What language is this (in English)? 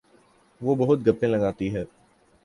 Urdu